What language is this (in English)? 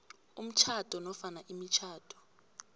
South Ndebele